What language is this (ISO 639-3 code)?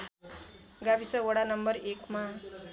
nep